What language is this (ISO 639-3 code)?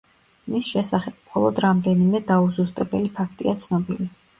kat